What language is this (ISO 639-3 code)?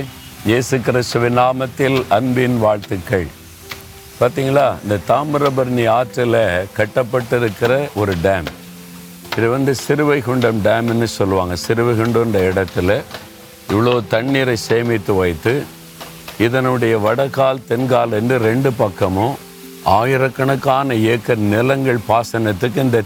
tam